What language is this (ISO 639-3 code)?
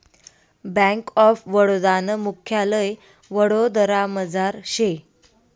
mar